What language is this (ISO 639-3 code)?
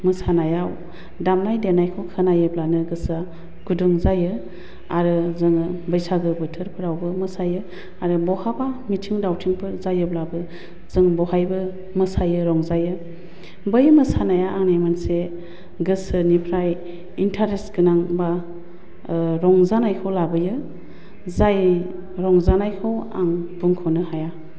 brx